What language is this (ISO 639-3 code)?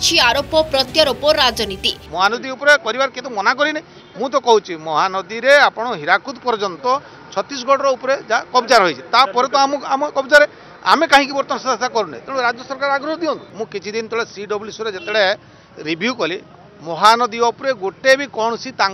hin